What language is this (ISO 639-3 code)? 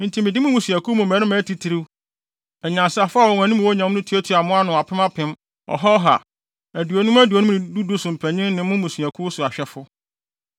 aka